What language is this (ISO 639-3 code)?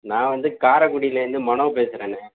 tam